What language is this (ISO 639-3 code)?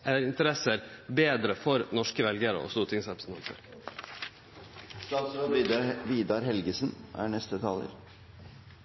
nno